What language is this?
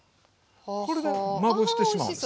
Japanese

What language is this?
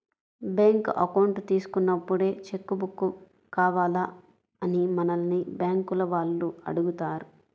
Telugu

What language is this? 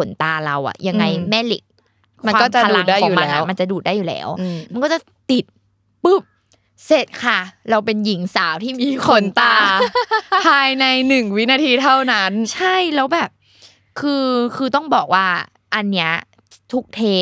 Thai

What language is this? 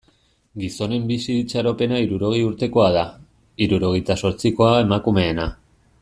Basque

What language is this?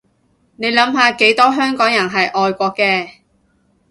Cantonese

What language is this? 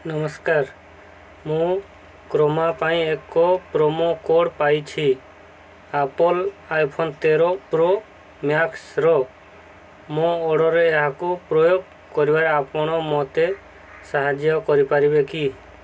Odia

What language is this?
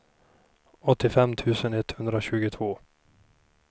Swedish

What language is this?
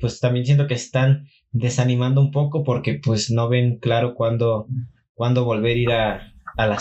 Spanish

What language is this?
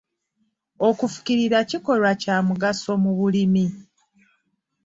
Ganda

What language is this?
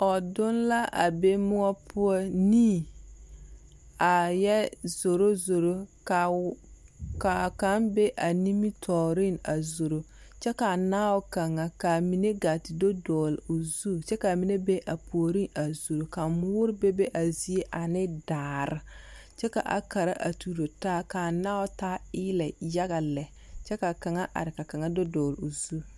Southern Dagaare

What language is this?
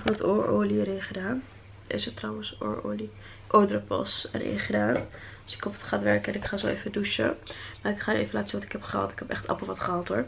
Dutch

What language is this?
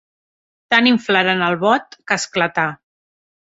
Catalan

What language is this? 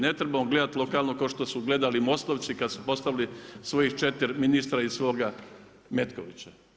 Croatian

